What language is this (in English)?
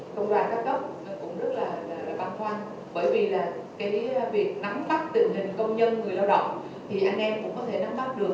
Vietnamese